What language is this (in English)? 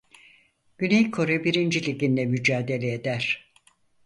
Turkish